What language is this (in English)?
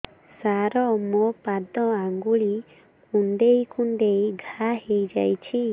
Odia